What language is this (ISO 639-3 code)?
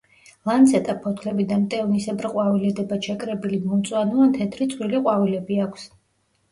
kat